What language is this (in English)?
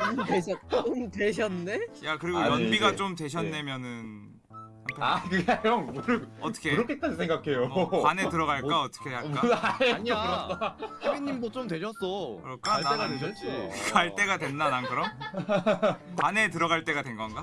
Korean